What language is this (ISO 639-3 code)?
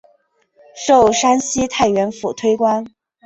zho